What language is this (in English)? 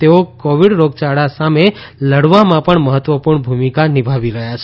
Gujarati